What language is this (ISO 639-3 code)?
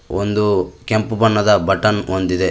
kan